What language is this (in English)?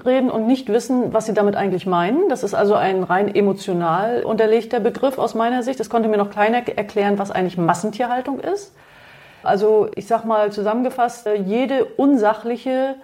German